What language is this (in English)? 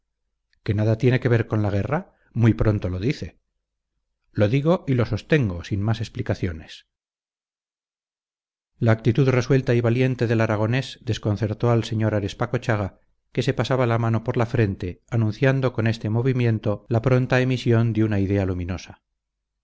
Spanish